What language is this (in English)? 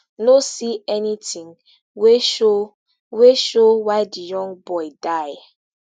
Nigerian Pidgin